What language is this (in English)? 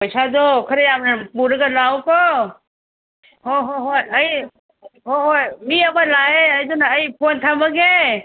Manipuri